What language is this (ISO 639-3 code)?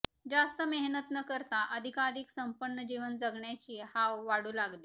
mar